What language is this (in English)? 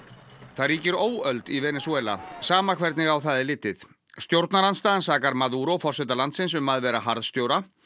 Icelandic